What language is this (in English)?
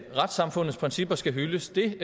Danish